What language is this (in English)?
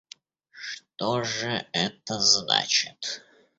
Russian